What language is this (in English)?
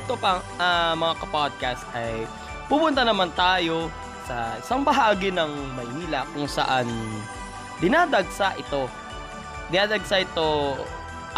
Filipino